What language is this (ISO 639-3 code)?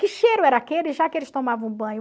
por